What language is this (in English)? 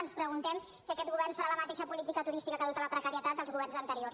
Catalan